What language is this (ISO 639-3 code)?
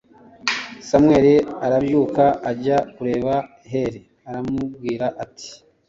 kin